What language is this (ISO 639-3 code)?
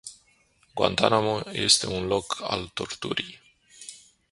ron